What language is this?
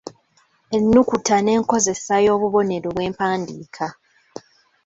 Ganda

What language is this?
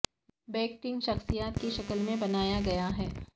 Urdu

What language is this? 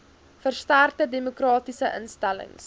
Afrikaans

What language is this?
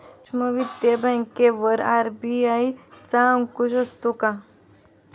Marathi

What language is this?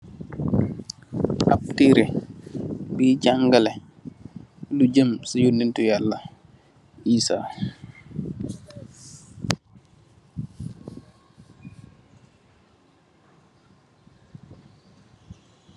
Wolof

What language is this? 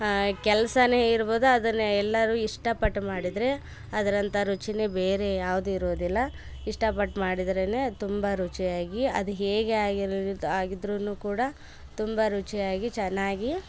Kannada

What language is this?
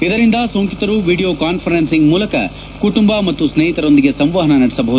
Kannada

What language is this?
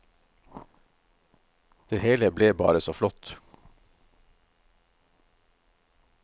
Norwegian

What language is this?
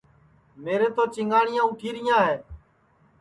Sansi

